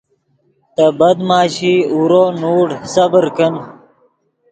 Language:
Yidgha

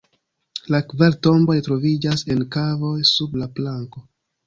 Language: Esperanto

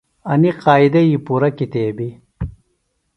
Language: Phalura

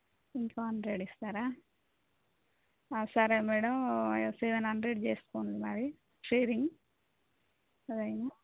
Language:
Telugu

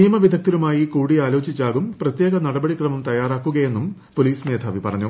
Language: Malayalam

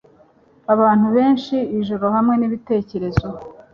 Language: Kinyarwanda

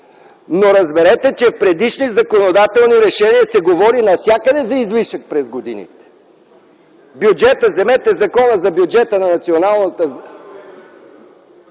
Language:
Bulgarian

